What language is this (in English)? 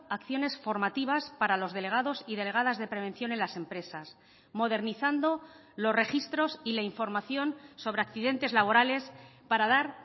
Spanish